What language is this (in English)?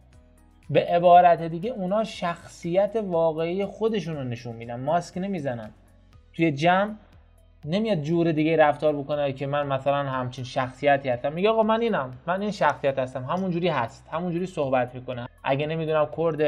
Persian